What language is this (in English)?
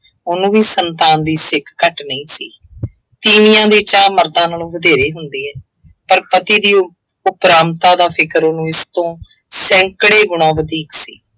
Punjabi